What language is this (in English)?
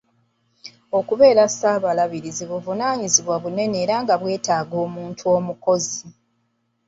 Ganda